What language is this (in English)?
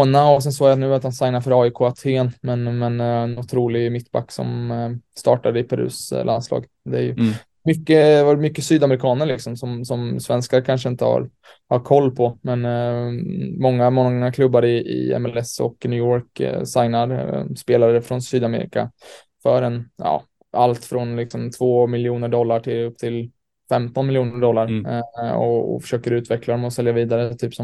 Swedish